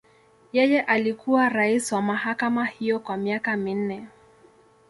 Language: Swahili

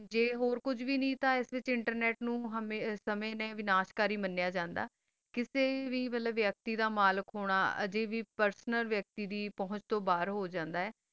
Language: Punjabi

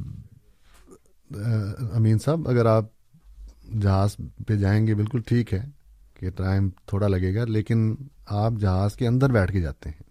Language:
Urdu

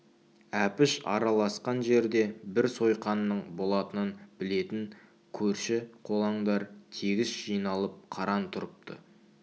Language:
Kazakh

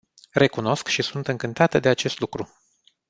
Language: Romanian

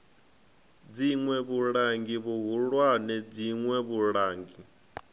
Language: Venda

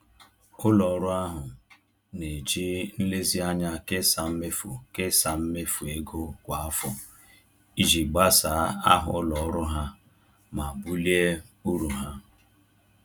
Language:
Igbo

